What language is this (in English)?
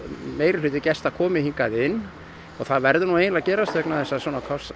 Icelandic